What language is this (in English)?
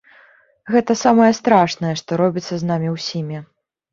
Belarusian